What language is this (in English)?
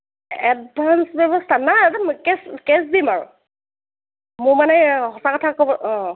Assamese